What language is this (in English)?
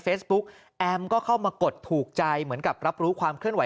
Thai